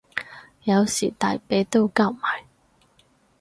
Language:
Cantonese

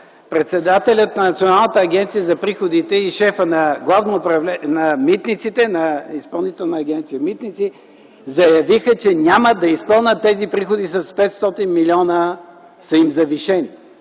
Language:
Bulgarian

